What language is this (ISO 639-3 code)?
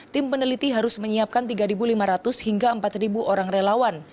ind